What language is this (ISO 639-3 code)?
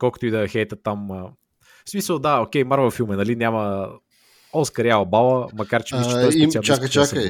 bul